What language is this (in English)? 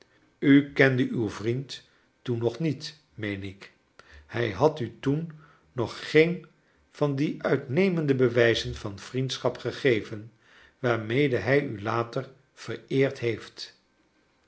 Dutch